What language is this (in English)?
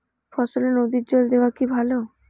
Bangla